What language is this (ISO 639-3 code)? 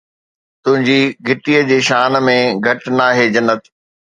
snd